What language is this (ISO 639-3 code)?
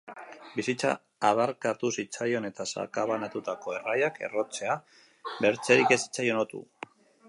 eus